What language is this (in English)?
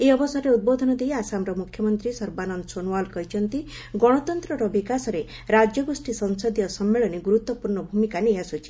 Odia